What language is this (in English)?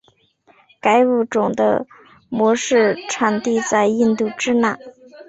Chinese